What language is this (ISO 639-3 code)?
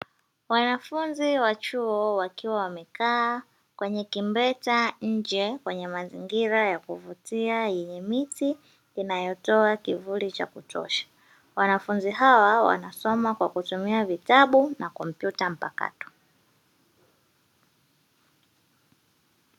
swa